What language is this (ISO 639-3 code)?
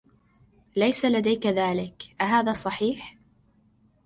ara